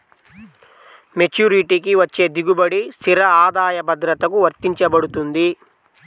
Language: Telugu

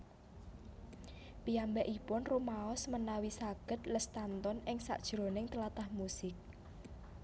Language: Javanese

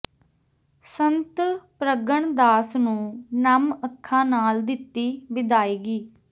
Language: Punjabi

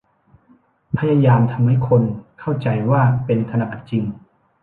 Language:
Thai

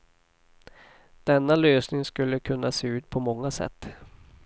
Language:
Swedish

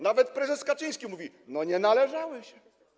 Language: Polish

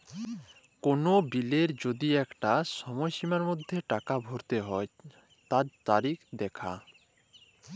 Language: Bangla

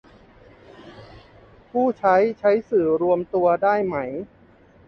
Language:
Thai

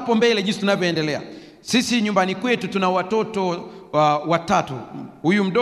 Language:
Swahili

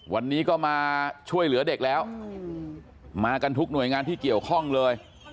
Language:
Thai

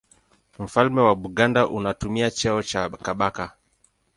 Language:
Swahili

